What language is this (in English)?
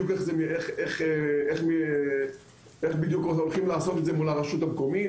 Hebrew